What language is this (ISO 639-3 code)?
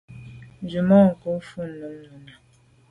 byv